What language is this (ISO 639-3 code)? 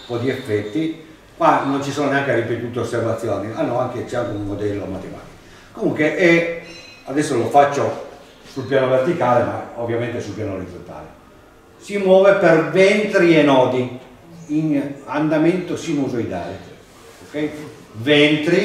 ita